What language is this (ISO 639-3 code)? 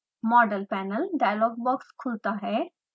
hin